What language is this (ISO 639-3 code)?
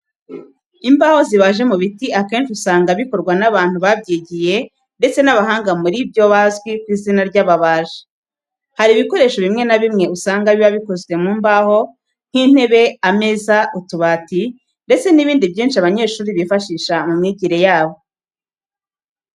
kin